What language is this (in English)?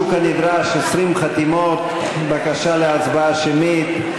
Hebrew